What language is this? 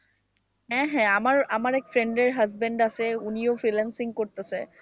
Bangla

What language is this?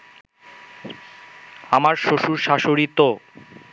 Bangla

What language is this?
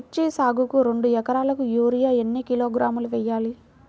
Telugu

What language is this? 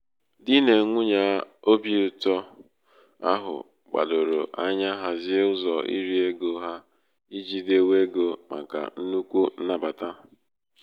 Igbo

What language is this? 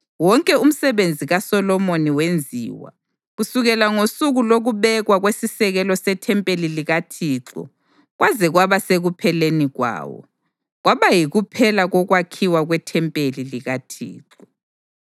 North Ndebele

